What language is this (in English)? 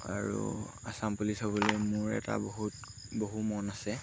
Assamese